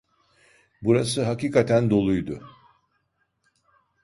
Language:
Turkish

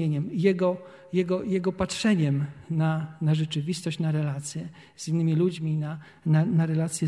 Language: Polish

